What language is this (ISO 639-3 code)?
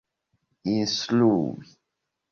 epo